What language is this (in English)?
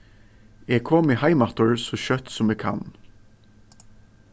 Faroese